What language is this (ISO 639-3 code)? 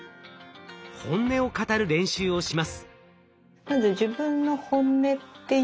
jpn